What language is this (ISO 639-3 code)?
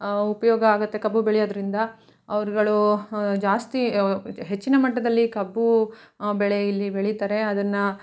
kan